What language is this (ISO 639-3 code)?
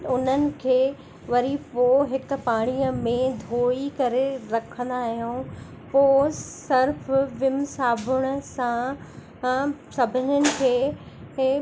snd